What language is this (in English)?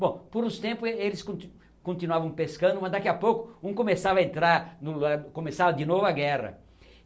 Portuguese